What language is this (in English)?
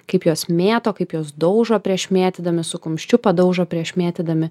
Lithuanian